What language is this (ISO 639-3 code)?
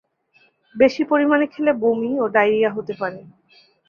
ben